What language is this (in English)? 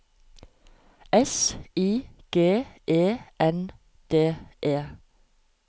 Norwegian